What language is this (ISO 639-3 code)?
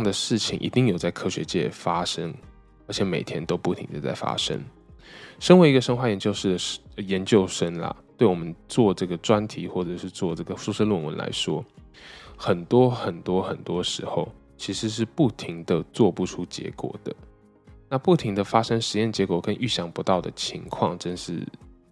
zho